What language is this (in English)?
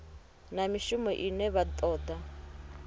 Venda